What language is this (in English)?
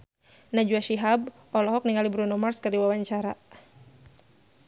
Sundanese